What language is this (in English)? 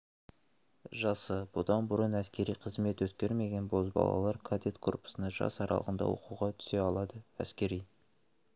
Kazakh